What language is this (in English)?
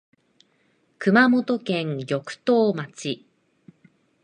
Japanese